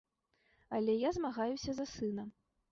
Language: Belarusian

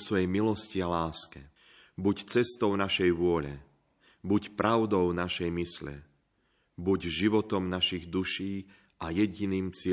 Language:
Slovak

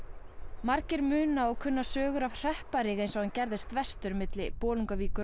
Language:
Icelandic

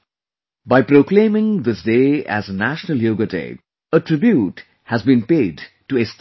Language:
English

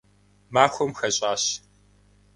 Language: Kabardian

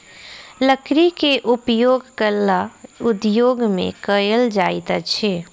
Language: Maithili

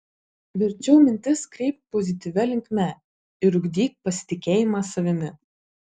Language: Lithuanian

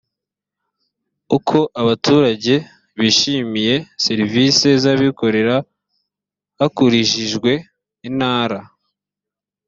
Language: Kinyarwanda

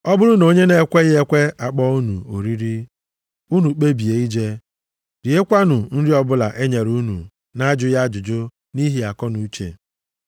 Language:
Igbo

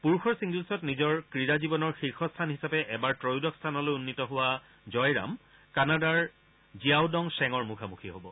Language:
Assamese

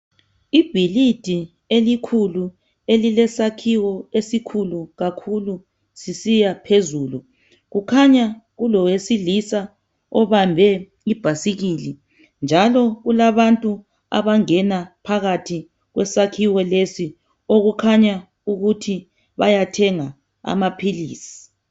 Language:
North Ndebele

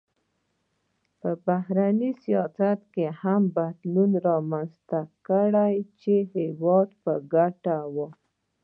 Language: Pashto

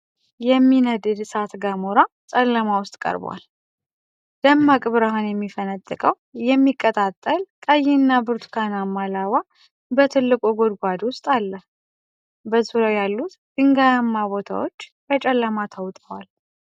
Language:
Amharic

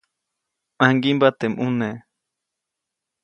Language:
Copainalá Zoque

